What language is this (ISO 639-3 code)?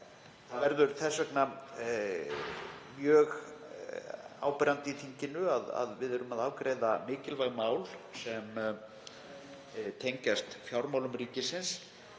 isl